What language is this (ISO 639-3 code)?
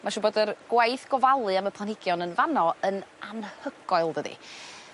cym